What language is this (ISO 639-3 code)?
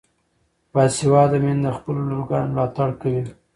pus